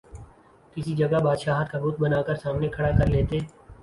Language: Urdu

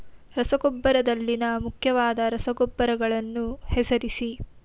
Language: Kannada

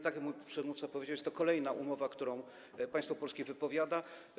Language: Polish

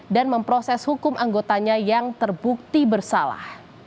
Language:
Indonesian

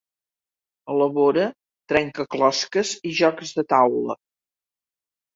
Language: Catalan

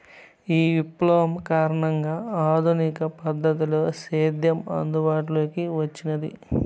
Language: Telugu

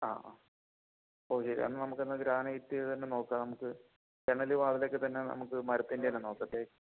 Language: Malayalam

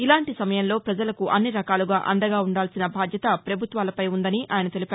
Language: Telugu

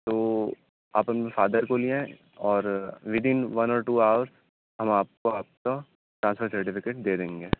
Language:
Urdu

